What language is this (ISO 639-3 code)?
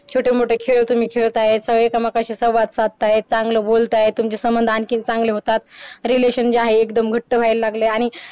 mar